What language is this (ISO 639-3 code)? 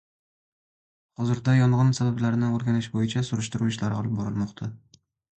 uzb